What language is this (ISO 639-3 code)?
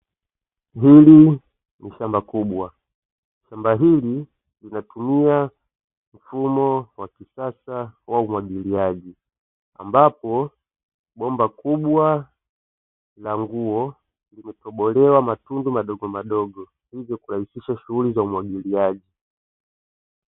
swa